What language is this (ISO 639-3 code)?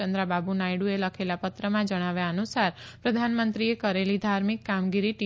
guj